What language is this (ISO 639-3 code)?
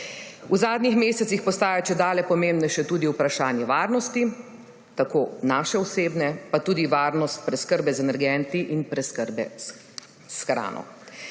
slv